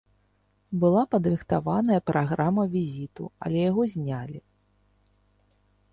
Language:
Belarusian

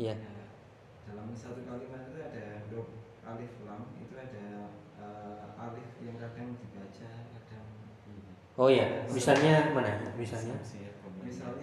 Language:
Indonesian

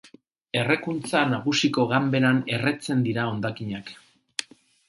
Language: Basque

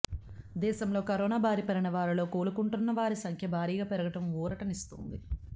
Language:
Telugu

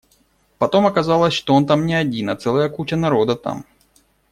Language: Russian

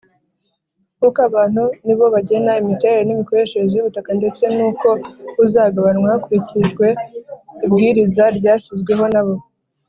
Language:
Kinyarwanda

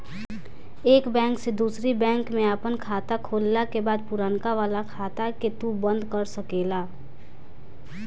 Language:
Bhojpuri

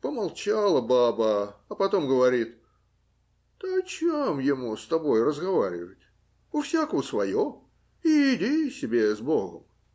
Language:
Russian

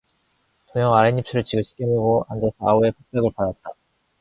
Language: Korean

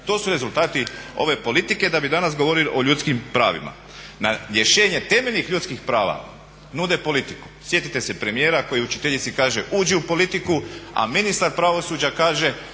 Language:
Croatian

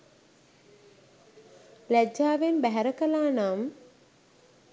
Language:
Sinhala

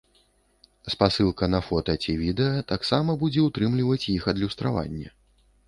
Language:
Belarusian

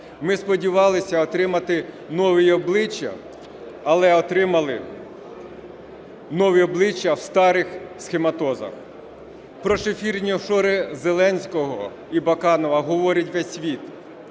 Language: Ukrainian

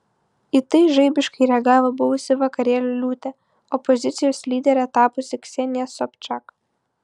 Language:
Lithuanian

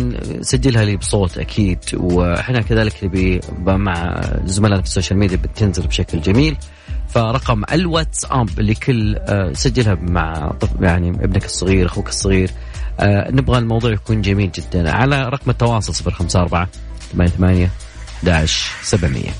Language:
Arabic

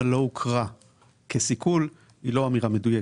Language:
Hebrew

